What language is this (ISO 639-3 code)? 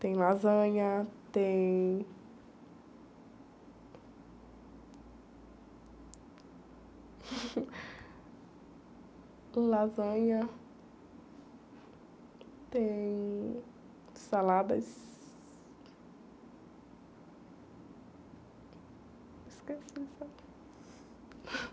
por